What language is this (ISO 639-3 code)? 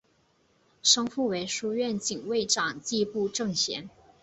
zho